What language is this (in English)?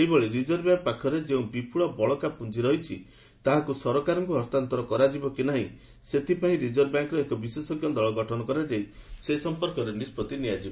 Odia